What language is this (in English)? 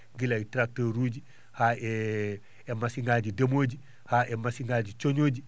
Fula